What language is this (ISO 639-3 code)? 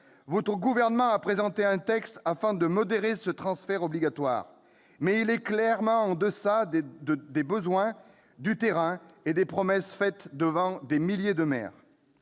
fra